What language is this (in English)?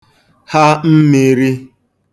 Igbo